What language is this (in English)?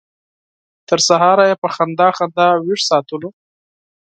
Pashto